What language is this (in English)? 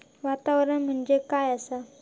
Marathi